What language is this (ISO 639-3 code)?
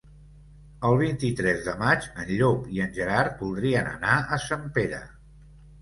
cat